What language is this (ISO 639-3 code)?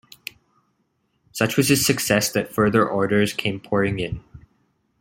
eng